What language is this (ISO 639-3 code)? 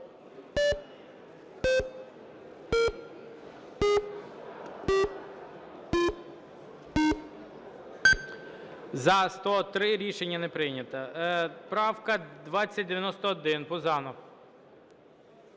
ukr